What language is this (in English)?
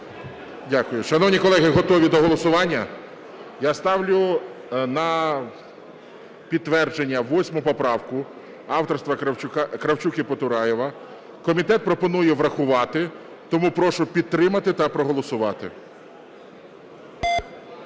Ukrainian